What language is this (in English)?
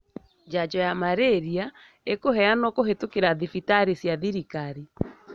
Kikuyu